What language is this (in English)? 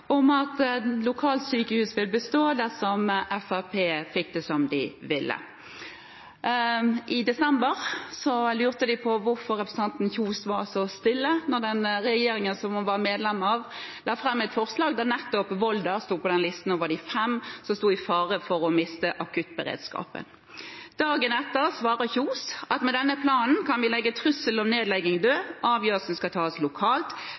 Norwegian Bokmål